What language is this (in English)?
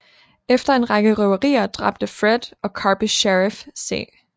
Danish